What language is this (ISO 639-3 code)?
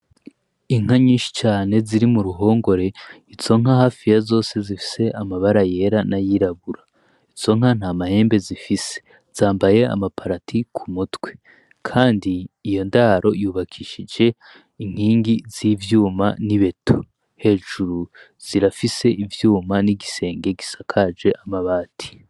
run